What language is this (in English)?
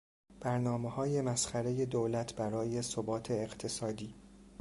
Persian